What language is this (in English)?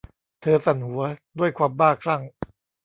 Thai